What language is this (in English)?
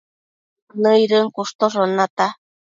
Matsés